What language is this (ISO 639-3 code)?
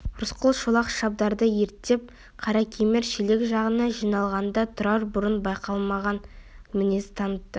kaz